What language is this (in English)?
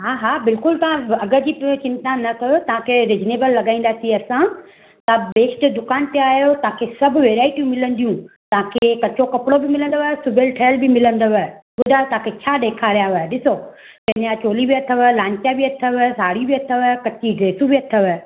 Sindhi